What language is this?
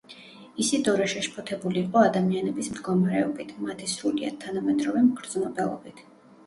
Georgian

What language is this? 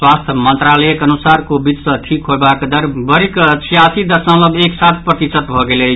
Maithili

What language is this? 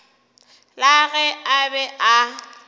Northern Sotho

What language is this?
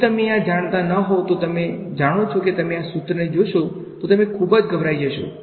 Gujarati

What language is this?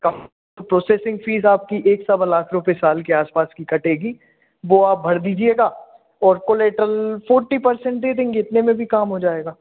Hindi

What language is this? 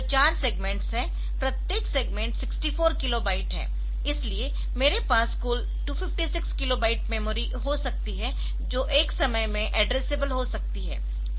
Hindi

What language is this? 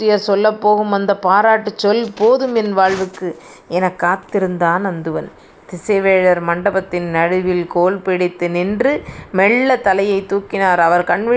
Tamil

